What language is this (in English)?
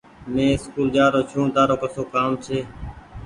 Goaria